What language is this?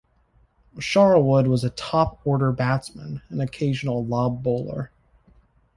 English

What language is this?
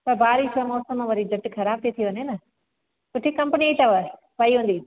Sindhi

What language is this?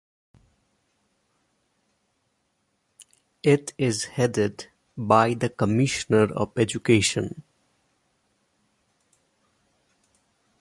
English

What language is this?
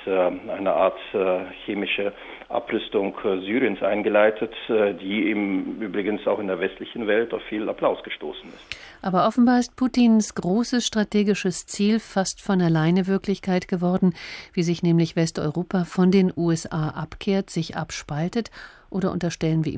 German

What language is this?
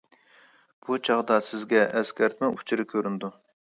Uyghur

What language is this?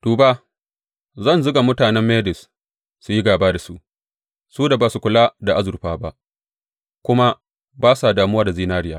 Hausa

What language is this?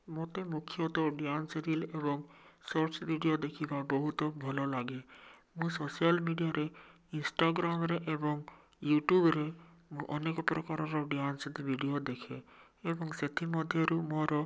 Odia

